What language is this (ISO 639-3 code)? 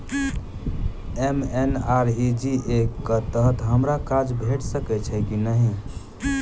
mai